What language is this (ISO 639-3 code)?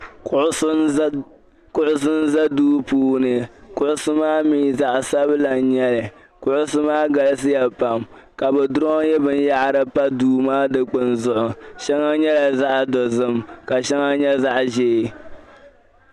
dag